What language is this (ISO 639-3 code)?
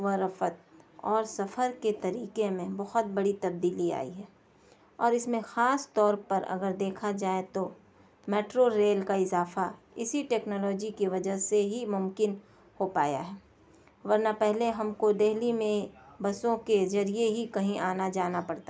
urd